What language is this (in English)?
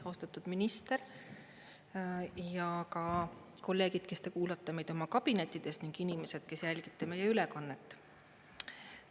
Estonian